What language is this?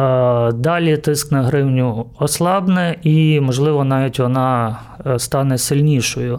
Ukrainian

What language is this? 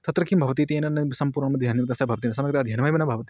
Sanskrit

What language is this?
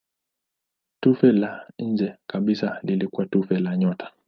Swahili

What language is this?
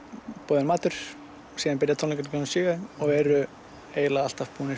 Icelandic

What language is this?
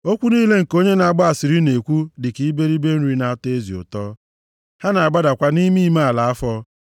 Igbo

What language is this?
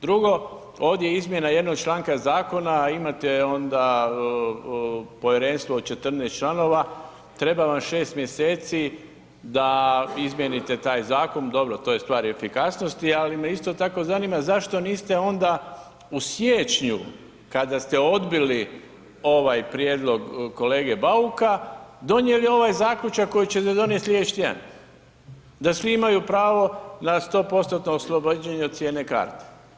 Croatian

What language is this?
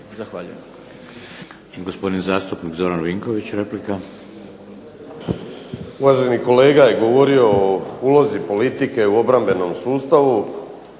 Croatian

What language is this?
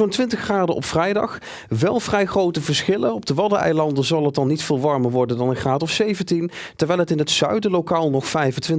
Dutch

